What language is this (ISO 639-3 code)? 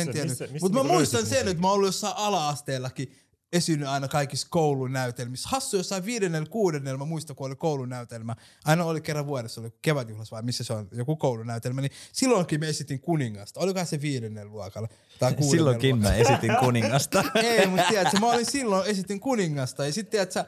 fin